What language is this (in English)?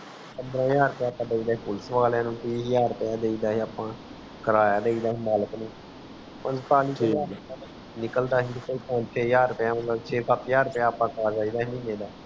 Punjabi